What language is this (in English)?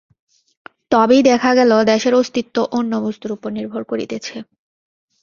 Bangla